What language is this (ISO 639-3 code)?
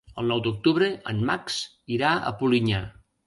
cat